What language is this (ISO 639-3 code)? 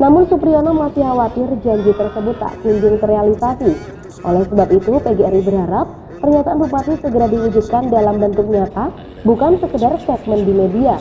ind